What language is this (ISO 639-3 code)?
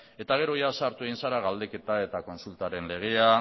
eus